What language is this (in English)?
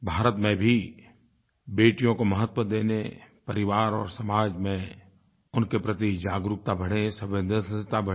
Hindi